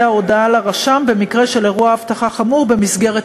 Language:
Hebrew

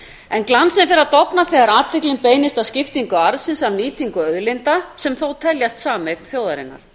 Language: Icelandic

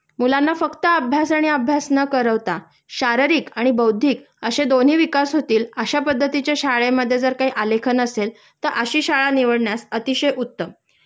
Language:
Marathi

